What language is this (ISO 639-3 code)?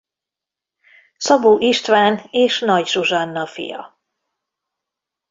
hun